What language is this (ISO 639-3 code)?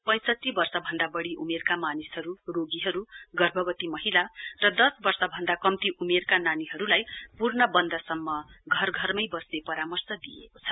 nep